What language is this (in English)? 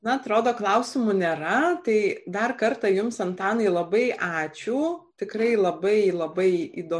Lithuanian